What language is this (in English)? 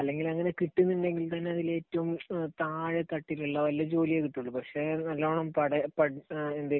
Malayalam